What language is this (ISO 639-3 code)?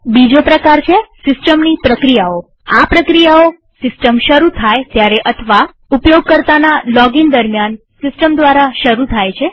guj